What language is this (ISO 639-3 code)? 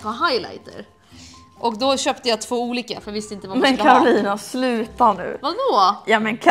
swe